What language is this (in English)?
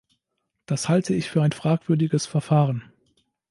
German